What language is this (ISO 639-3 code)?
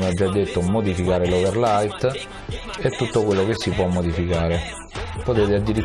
ita